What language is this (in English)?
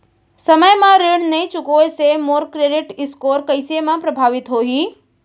Chhattisgarhi